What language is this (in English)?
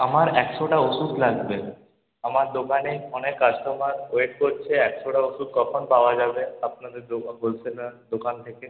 Bangla